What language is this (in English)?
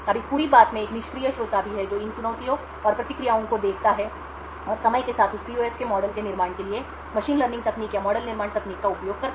Hindi